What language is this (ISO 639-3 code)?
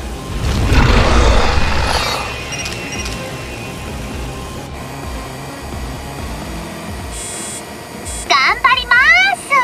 jpn